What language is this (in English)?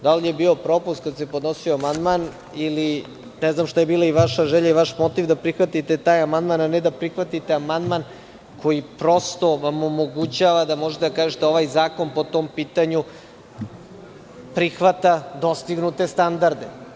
Serbian